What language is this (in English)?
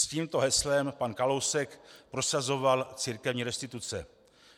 Czech